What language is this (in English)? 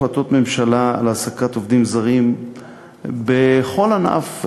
Hebrew